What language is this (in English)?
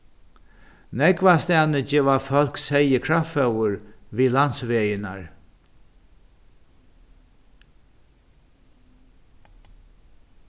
Faroese